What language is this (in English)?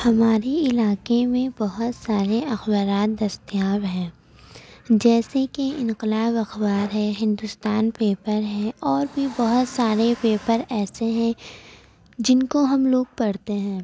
Urdu